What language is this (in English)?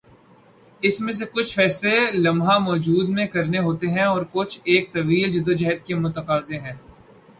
Urdu